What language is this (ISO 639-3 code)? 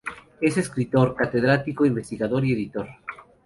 spa